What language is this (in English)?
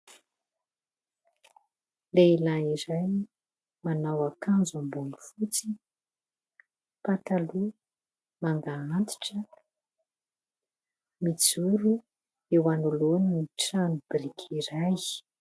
Malagasy